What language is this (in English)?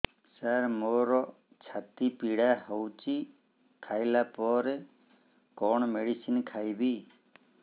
Odia